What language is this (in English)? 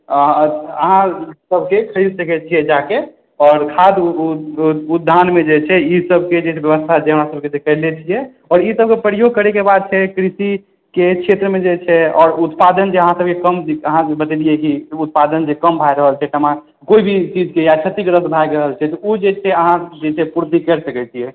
Maithili